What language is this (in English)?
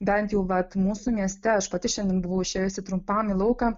Lithuanian